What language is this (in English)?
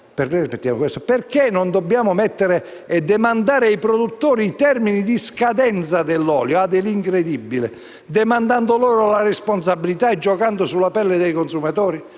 Italian